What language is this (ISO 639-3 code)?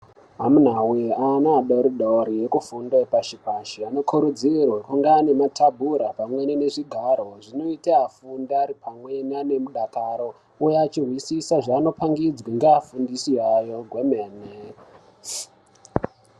ndc